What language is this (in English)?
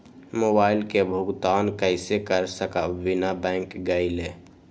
Magahi